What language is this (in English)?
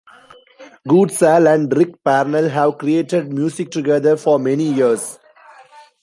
English